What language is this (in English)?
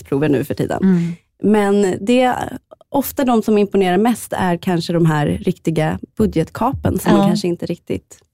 Swedish